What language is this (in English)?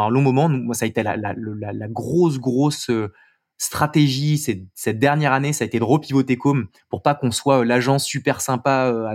French